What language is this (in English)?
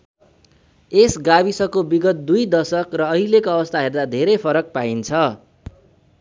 Nepali